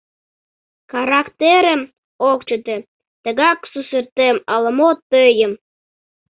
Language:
Mari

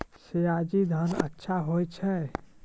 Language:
Maithili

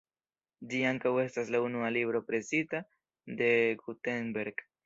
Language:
Esperanto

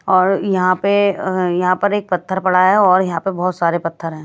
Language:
Hindi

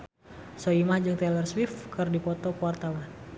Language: Sundanese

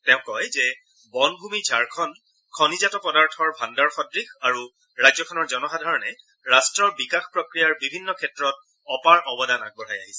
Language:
Assamese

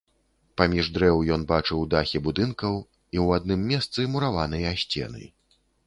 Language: Belarusian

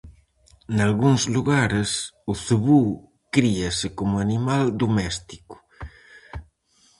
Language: Galician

